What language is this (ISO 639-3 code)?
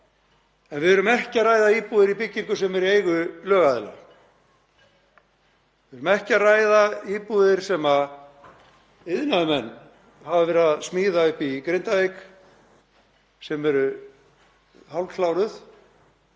isl